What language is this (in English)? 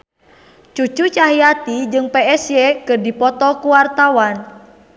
Sundanese